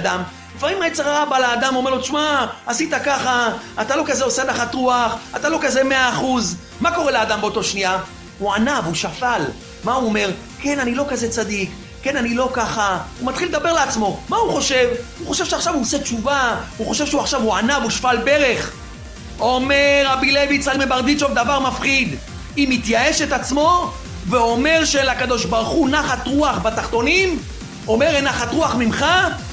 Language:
Hebrew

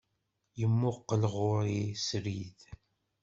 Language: Kabyle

